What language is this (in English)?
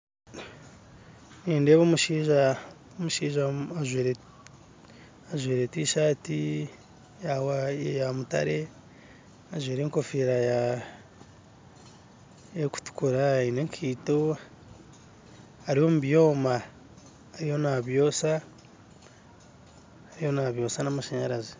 Nyankole